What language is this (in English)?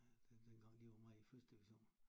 Danish